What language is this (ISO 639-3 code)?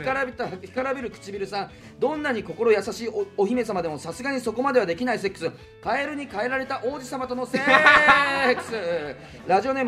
jpn